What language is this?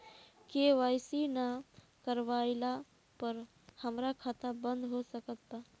Bhojpuri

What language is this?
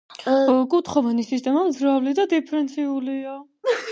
Georgian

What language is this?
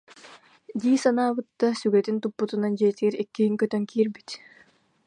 Yakut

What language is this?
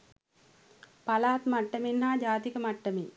Sinhala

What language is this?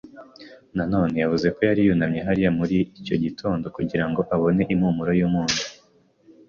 Kinyarwanda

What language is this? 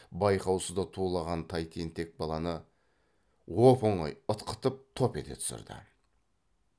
Kazakh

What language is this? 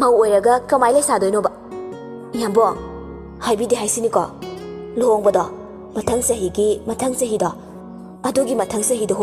Indonesian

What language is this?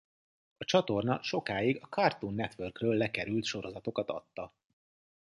Hungarian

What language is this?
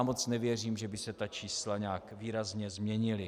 Czech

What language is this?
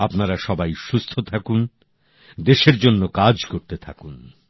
Bangla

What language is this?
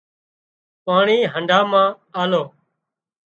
Wadiyara Koli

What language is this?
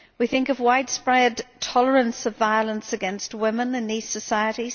English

